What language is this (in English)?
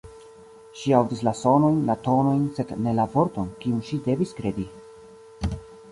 Esperanto